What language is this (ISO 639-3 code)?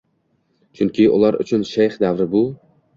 uzb